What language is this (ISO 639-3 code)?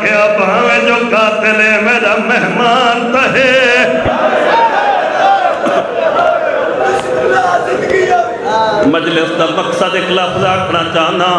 pan